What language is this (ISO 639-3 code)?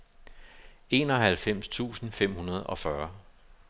dan